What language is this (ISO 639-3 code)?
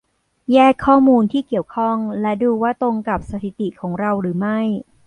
tha